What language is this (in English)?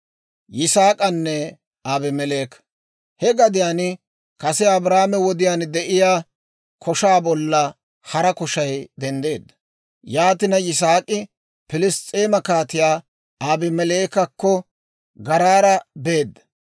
Dawro